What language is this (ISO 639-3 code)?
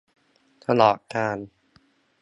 tha